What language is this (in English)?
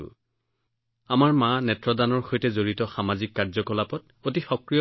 Assamese